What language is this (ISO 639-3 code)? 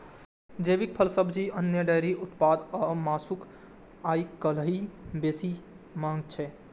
mai